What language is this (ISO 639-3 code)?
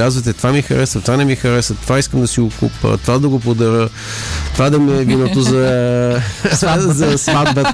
bul